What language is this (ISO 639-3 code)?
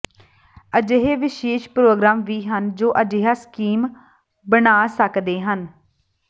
pan